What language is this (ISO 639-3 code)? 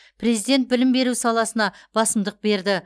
kaz